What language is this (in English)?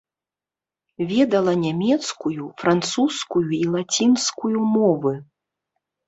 Belarusian